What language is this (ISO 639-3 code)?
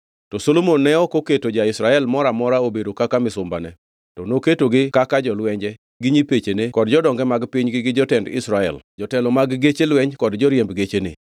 luo